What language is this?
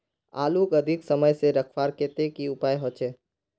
Magahi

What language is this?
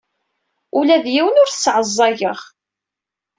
Kabyle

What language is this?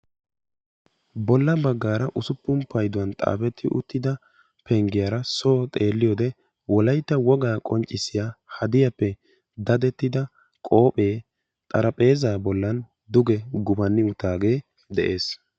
Wolaytta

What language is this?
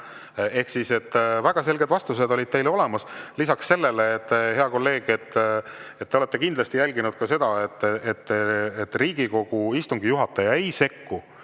Estonian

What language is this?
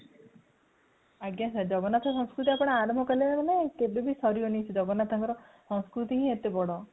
Odia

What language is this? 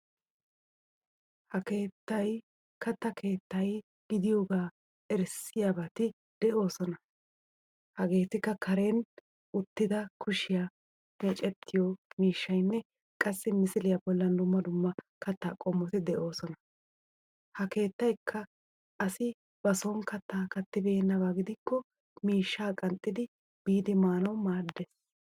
Wolaytta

